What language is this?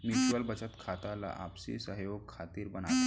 Chhattisgarhi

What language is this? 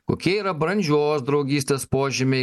Lithuanian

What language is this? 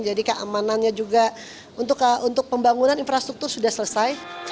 Indonesian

